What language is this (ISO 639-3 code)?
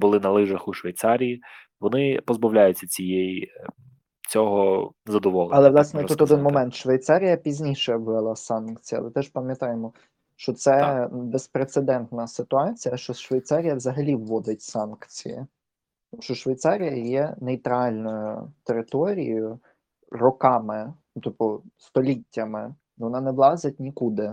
ukr